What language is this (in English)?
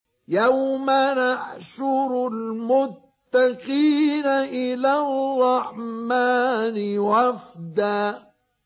Arabic